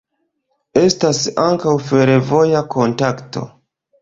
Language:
Esperanto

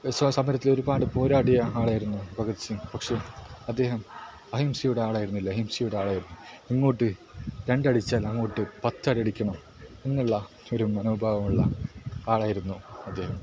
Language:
Malayalam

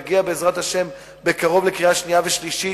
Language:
Hebrew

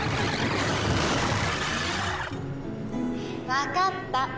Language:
Japanese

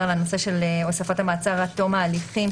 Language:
Hebrew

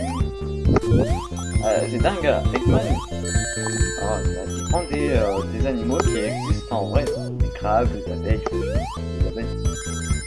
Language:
French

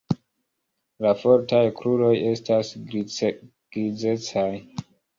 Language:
Esperanto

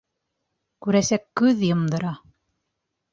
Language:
Bashkir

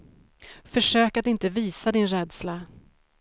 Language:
Swedish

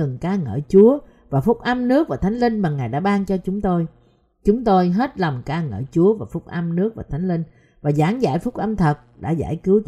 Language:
Vietnamese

